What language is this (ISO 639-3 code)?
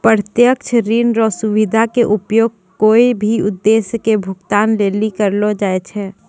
mai